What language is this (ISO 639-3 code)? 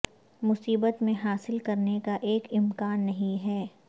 urd